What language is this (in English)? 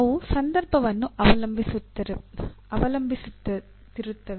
Kannada